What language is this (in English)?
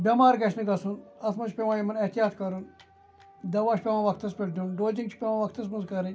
Kashmiri